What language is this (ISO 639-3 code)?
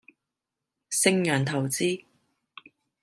yue